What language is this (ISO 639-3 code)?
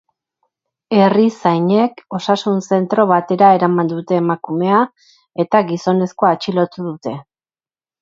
eus